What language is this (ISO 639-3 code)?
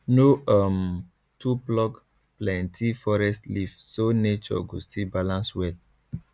pcm